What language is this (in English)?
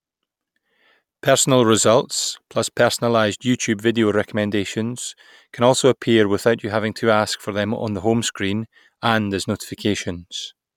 English